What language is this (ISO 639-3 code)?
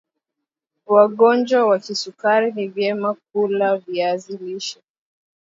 swa